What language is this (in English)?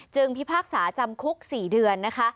Thai